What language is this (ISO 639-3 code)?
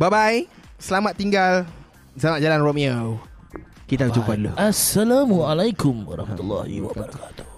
msa